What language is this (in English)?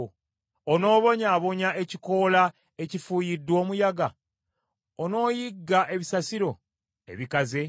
Ganda